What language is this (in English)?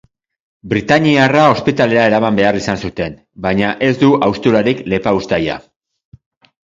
Basque